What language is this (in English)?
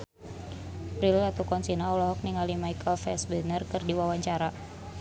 Sundanese